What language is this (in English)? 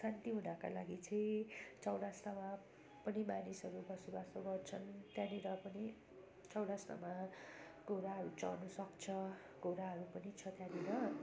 Nepali